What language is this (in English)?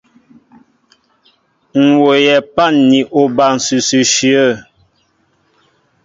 Mbo (Cameroon)